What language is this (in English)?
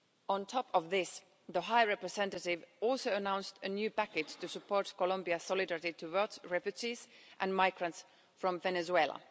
English